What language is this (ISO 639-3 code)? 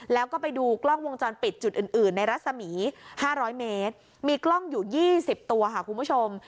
tha